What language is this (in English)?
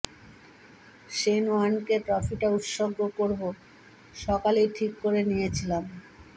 Bangla